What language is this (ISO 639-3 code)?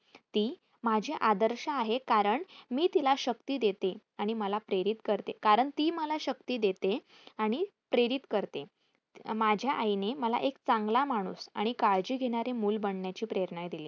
mar